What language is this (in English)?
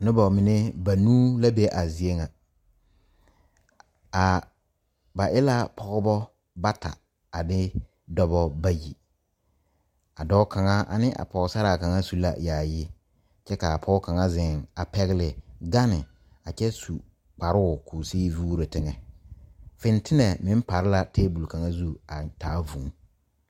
Southern Dagaare